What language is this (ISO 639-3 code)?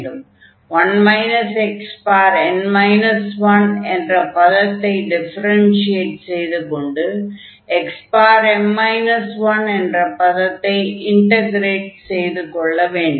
tam